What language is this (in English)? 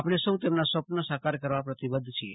Gujarati